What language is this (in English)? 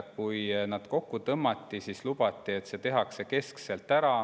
Estonian